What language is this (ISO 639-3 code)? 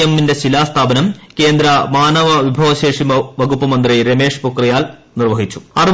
mal